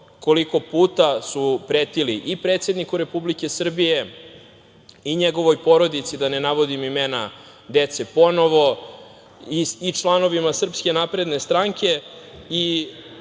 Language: Serbian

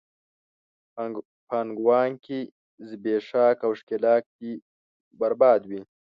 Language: Pashto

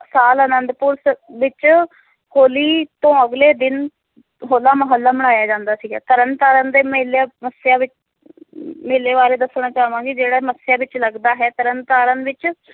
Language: Punjabi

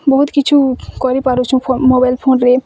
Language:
Odia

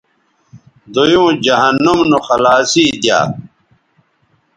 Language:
Bateri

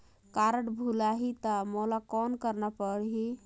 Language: Chhattisgarhi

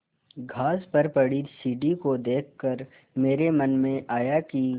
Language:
Hindi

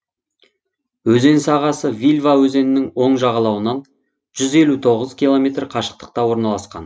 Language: Kazakh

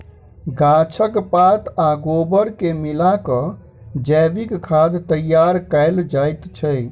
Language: Maithili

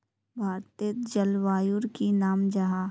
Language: Magahi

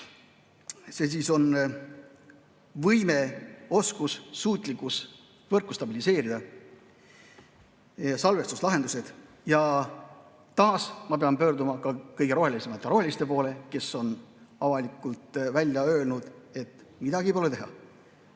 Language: Estonian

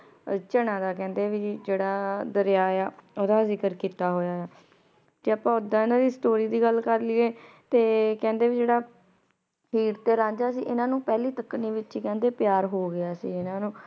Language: Punjabi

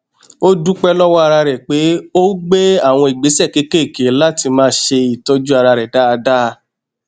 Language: Yoruba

